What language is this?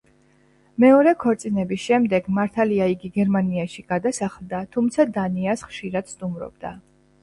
Georgian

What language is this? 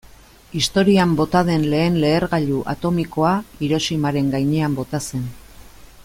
Basque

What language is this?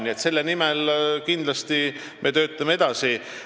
Estonian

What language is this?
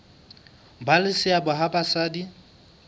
Southern Sotho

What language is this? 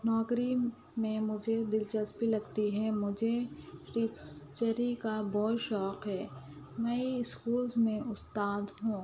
Urdu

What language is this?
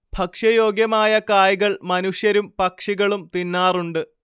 Malayalam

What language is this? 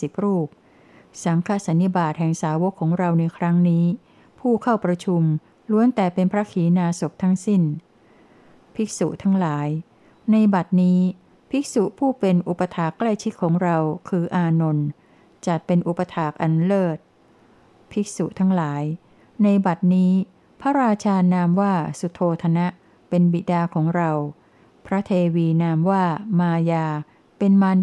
Thai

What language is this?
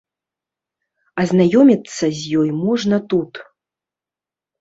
Belarusian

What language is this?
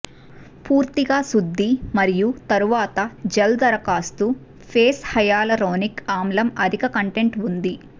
Telugu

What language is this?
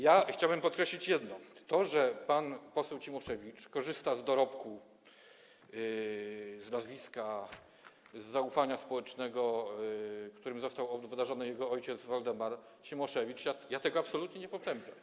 Polish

